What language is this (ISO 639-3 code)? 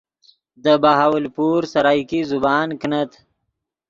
ydg